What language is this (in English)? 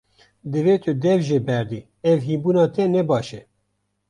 Kurdish